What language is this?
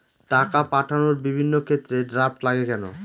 Bangla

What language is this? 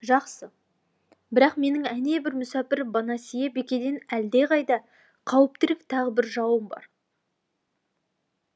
Kazakh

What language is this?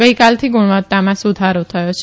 Gujarati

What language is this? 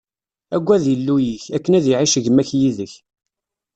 Kabyle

